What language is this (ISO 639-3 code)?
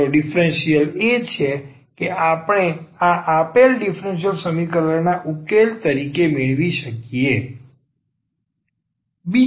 guj